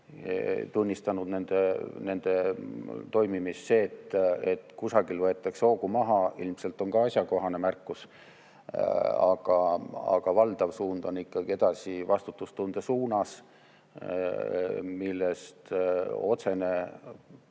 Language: Estonian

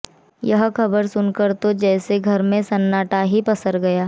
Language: Hindi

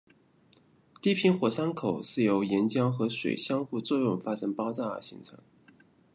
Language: Chinese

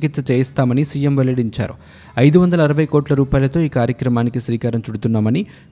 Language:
Telugu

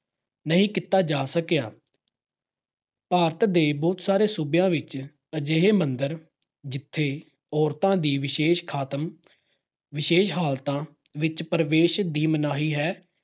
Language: Punjabi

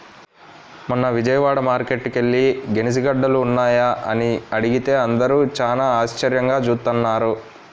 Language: Telugu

